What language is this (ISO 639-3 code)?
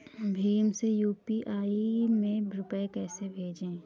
hin